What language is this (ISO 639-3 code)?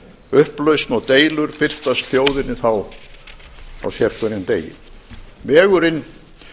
isl